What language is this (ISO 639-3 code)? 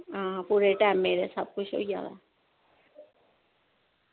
doi